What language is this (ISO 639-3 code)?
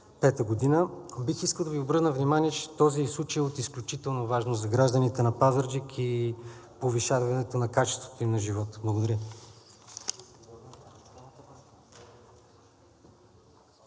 bul